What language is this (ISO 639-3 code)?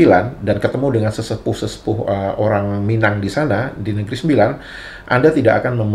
ind